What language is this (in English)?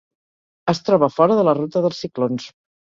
Catalan